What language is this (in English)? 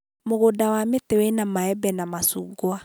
Kikuyu